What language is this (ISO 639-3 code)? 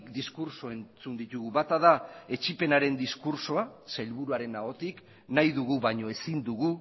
eus